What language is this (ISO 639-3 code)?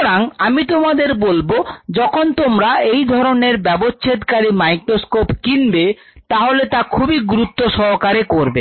ben